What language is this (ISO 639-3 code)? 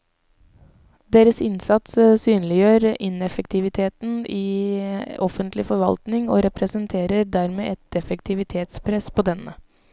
nor